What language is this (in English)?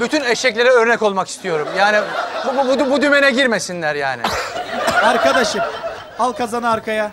Turkish